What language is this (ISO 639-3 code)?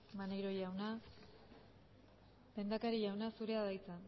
eus